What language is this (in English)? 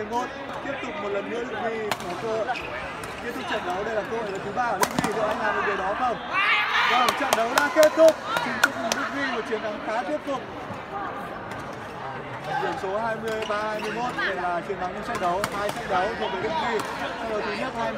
Vietnamese